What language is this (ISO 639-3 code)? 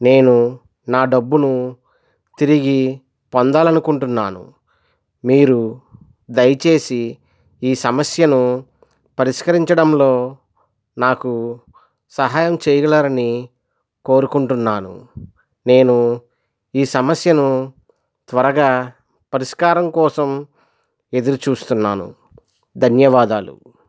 tel